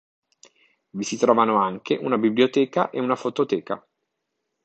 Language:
Italian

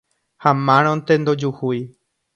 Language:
Guarani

